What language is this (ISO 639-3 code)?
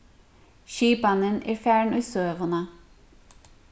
fao